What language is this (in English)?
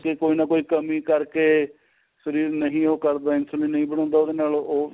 Punjabi